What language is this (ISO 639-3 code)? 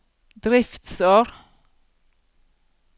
nor